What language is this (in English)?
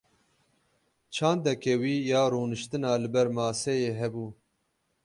Kurdish